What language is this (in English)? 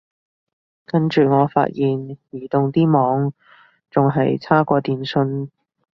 Cantonese